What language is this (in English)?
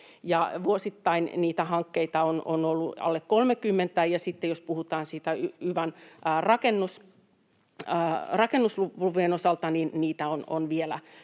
Finnish